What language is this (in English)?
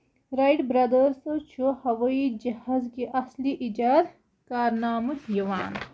Kashmiri